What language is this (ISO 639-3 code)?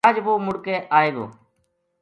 gju